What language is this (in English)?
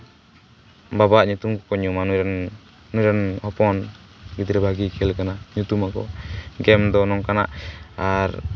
Santali